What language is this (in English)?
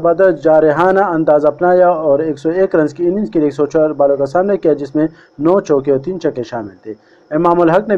English